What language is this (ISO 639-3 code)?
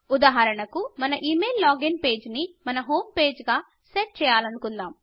tel